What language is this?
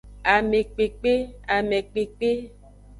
Aja (Benin)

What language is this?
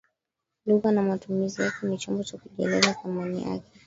Swahili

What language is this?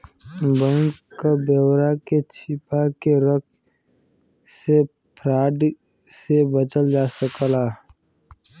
Bhojpuri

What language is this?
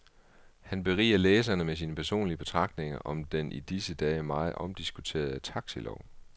Danish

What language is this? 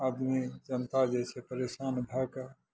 Maithili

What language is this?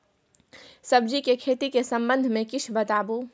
Maithili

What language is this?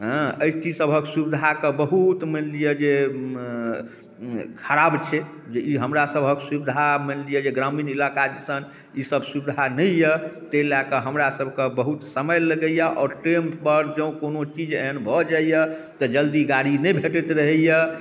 Maithili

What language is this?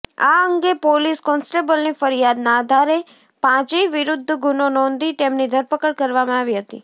Gujarati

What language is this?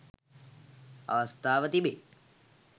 Sinhala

